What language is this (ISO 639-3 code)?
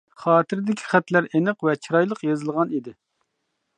uig